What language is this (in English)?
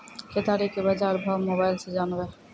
Maithili